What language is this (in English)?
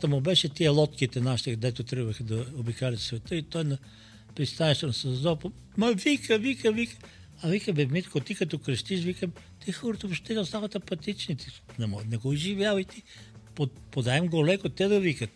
Bulgarian